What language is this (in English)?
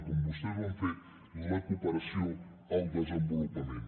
Catalan